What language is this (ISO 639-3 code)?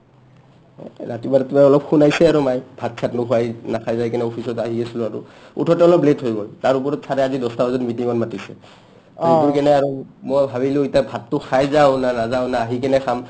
asm